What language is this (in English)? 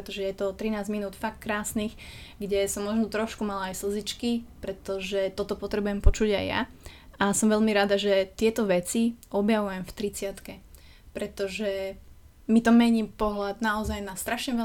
Slovak